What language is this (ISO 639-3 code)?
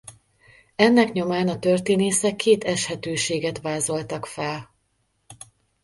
hun